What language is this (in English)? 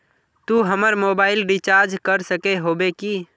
Magahi